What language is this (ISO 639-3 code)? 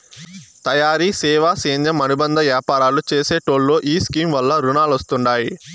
tel